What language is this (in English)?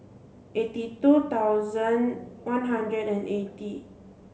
English